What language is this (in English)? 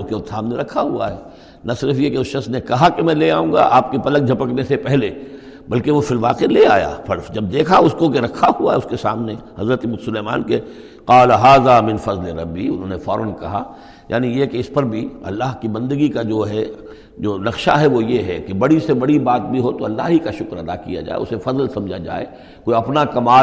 Urdu